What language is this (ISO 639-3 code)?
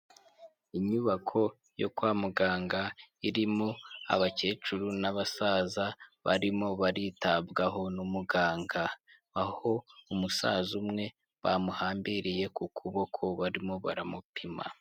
kin